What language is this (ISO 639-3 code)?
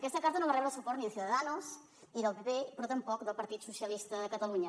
cat